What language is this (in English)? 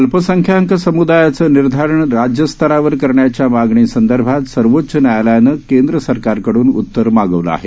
Marathi